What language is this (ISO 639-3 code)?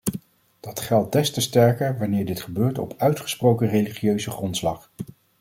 nld